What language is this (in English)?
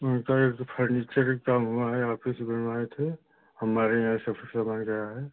Hindi